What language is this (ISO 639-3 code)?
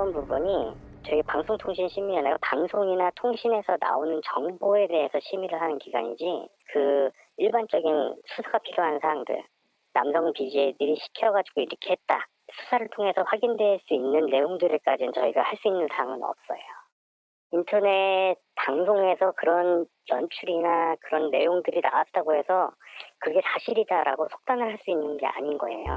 kor